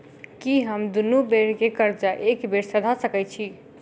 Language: Maithili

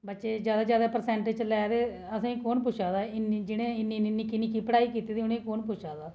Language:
Dogri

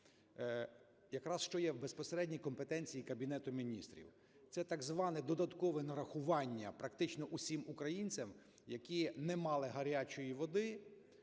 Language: Ukrainian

